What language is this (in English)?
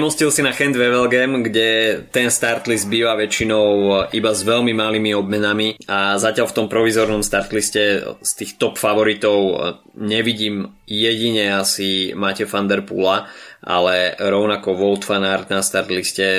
Slovak